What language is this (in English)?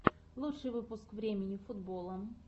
Russian